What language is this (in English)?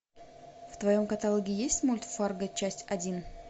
Russian